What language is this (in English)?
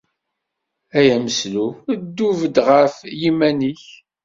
Kabyle